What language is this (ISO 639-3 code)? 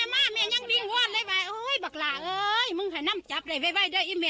tha